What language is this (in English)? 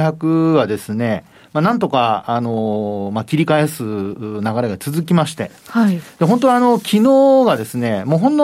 Japanese